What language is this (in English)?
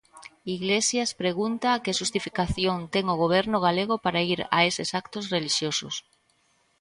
Galician